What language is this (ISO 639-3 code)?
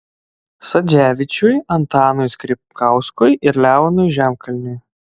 lit